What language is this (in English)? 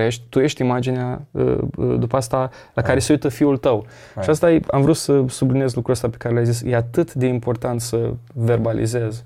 Romanian